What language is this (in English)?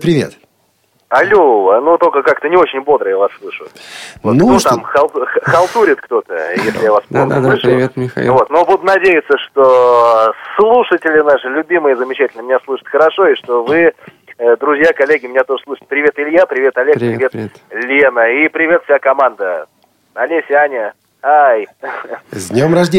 Russian